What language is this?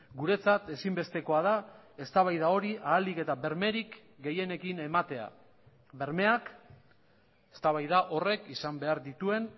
Basque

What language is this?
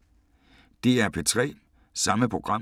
Danish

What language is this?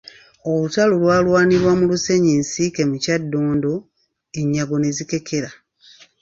Ganda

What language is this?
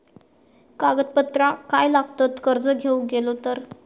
Marathi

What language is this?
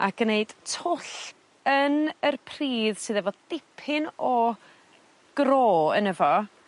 Welsh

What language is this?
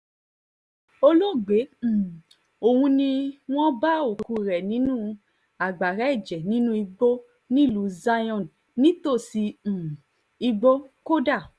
Yoruba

